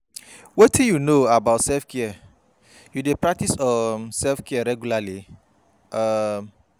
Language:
Nigerian Pidgin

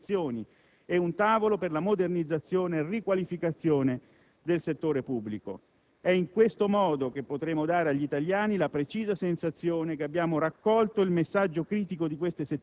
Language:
Italian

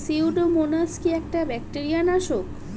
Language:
Bangla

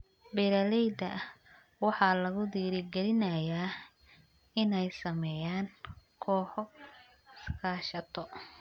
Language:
Somali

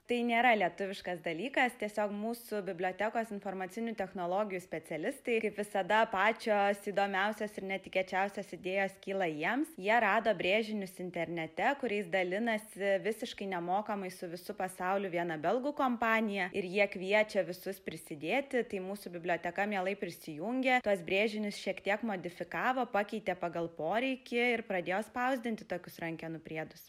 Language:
Lithuanian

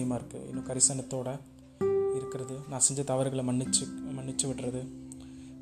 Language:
Tamil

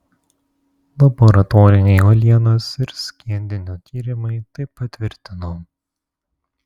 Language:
Lithuanian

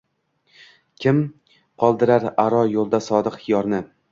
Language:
Uzbek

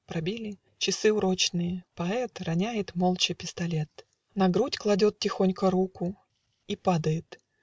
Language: Russian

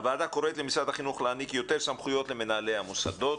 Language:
Hebrew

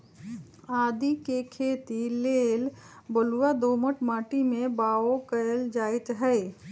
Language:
Magahi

